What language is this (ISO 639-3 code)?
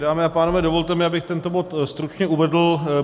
ces